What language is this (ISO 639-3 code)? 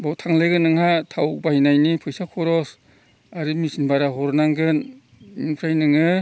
brx